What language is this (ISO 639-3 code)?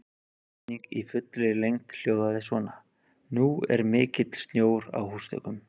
isl